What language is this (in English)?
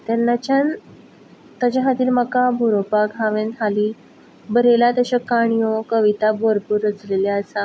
Konkani